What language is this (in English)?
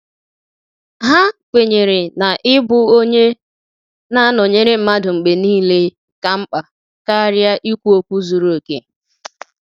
Igbo